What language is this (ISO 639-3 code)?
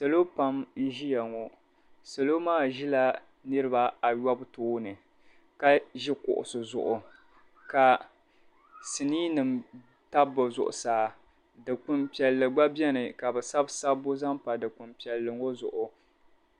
dag